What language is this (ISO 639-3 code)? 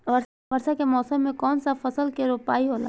bho